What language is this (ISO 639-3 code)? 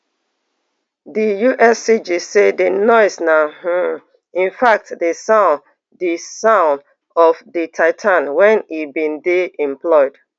pcm